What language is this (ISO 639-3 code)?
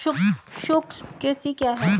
hin